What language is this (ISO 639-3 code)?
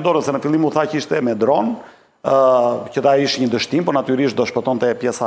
ron